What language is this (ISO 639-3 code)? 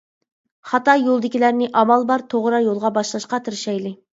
uig